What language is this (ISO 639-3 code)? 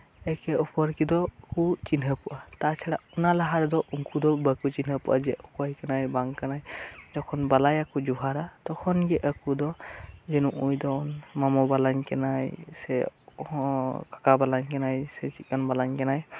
sat